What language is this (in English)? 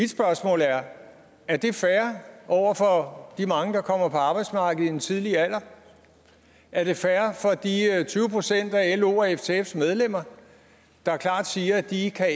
Danish